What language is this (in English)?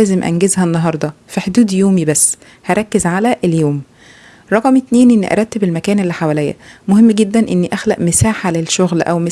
Arabic